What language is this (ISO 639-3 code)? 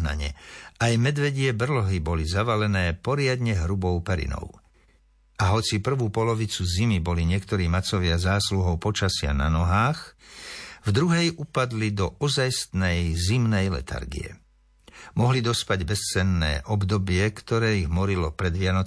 slk